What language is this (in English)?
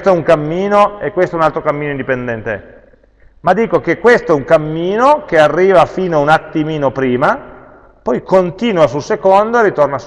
Italian